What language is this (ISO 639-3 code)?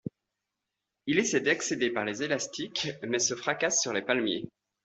fra